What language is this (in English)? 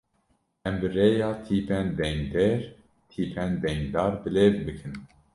Kurdish